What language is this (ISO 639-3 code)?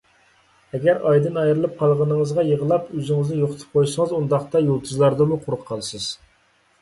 uig